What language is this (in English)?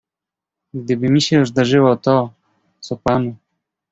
Polish